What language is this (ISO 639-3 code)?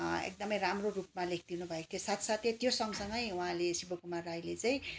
nep